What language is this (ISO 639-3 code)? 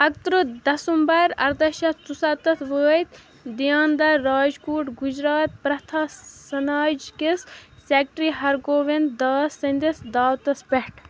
kas